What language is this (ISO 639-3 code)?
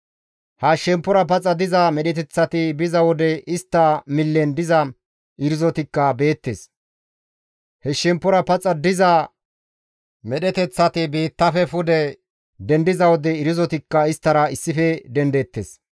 gmv